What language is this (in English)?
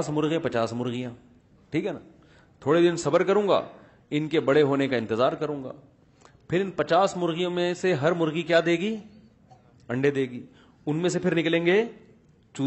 Urdu